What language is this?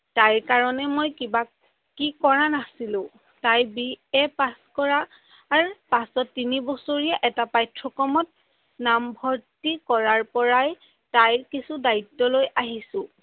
Assamese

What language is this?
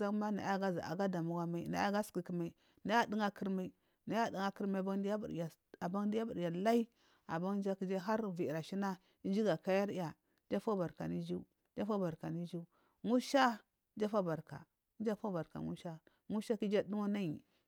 Marghi South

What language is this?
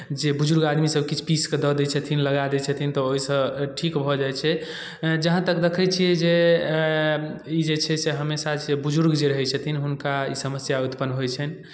Maithili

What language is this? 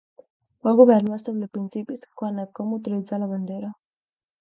Catalan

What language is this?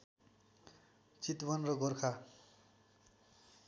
Nepali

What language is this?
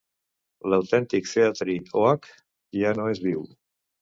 Catalan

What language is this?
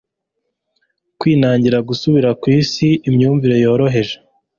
Kinyarwanda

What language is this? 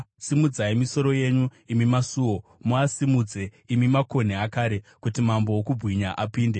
Shona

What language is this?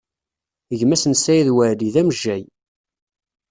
Kabyle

